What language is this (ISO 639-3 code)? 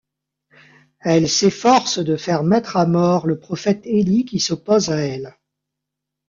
fra